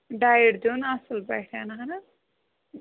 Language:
Kashmiri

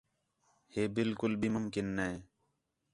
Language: Khetrani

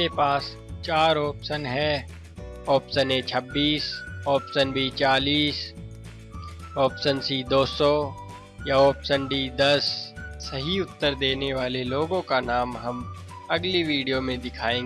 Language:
Hindi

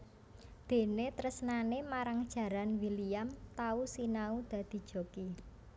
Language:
Javanese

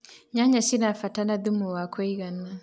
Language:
Kikuyu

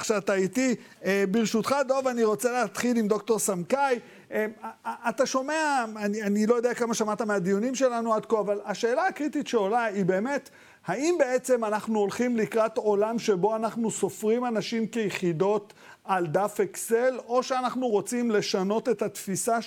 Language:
Hebrew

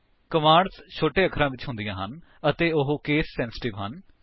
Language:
Punjabi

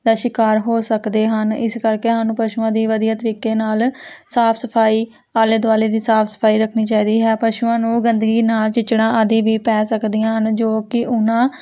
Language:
Punjabi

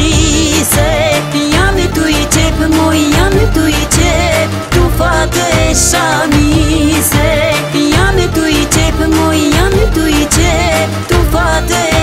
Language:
Romanian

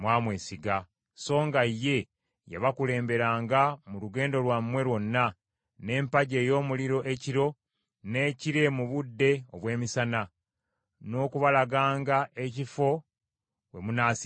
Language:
Ganda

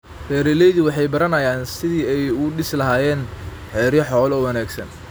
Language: Somali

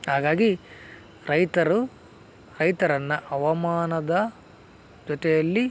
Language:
Kannada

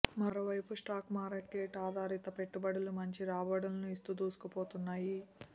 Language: Telugu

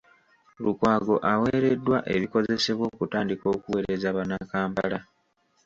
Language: Ganda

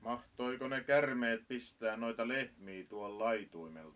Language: Finnish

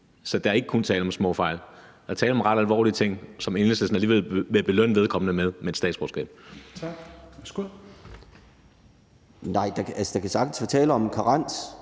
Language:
Danish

